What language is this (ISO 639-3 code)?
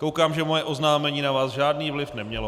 ces